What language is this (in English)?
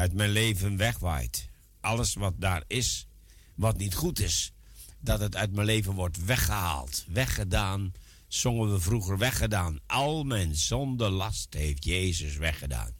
Dutch